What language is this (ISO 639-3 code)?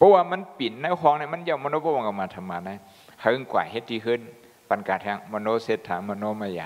tha